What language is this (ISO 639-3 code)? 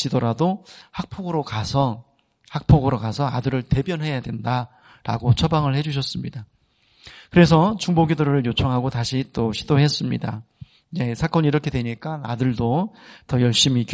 kor